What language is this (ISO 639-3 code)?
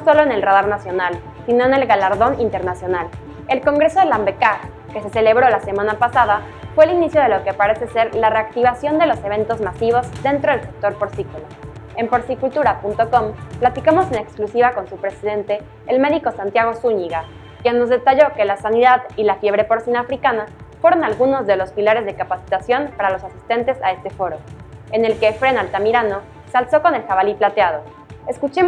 spa